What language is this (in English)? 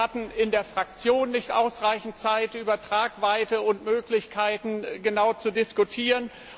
German